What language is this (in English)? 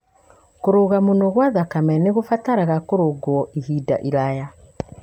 Kikuyu